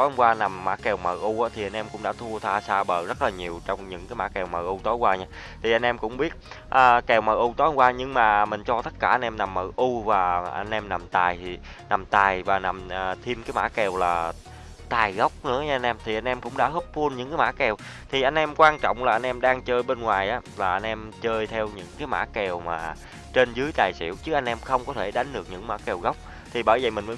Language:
Vietnamese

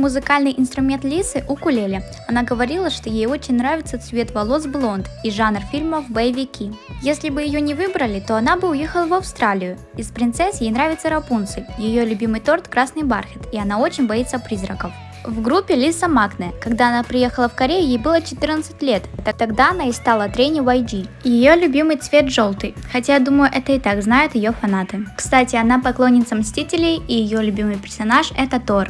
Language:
Russian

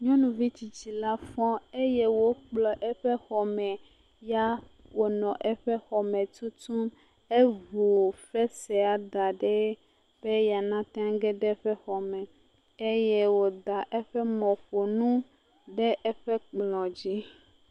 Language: Ewe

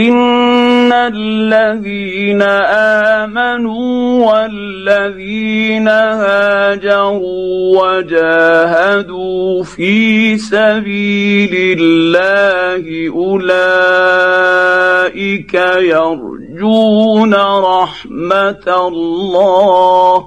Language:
Arabic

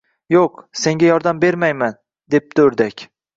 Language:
Uzbek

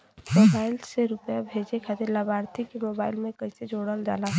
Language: Bhojpuri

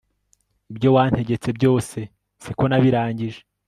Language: Kinyarwanda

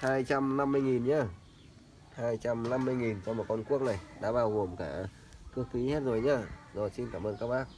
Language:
Vietnamese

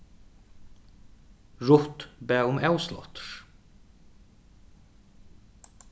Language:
Faroese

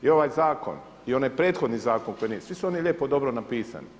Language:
Croatian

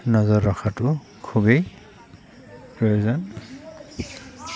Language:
Assamese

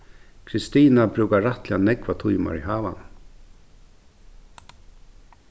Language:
Faroese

